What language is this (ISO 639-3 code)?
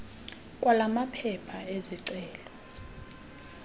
xho